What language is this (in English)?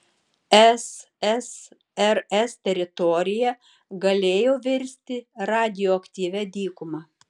Lithuanian